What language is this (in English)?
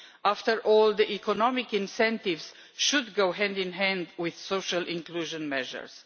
English